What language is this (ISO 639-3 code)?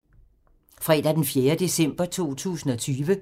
dan